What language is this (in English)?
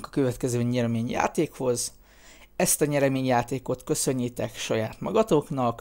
Hungarian